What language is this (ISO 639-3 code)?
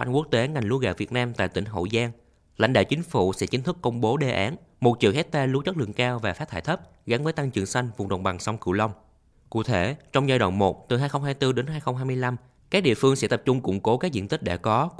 vie